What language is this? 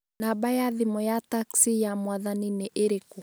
Kikuyu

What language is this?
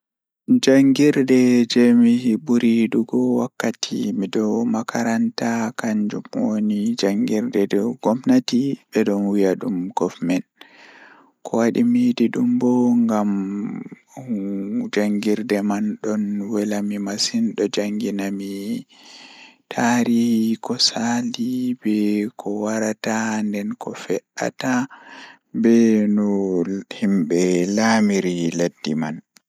Fula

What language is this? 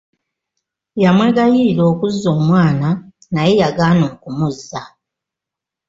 Ganda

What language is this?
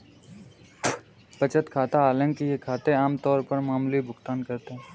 Hindi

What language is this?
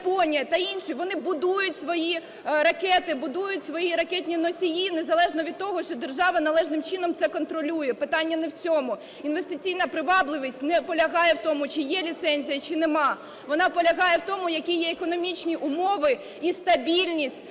Ukrainian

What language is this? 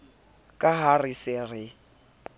Southern Sotho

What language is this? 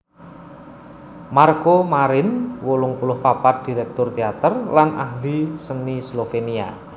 Javanese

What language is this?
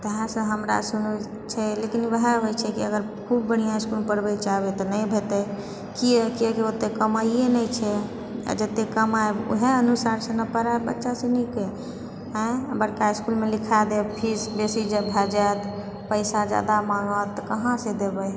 Maithili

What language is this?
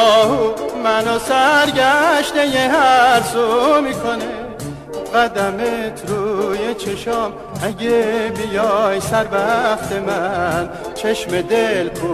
Persian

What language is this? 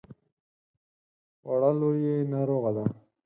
Pashto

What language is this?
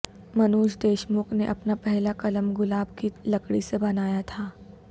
Urdu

